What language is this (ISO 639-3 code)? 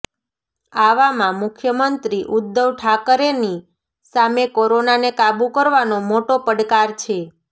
guj